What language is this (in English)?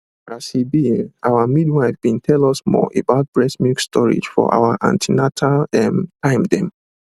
Nigerian Pidgin